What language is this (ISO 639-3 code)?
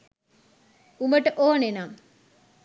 sin